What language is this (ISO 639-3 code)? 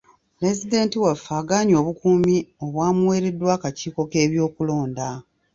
lug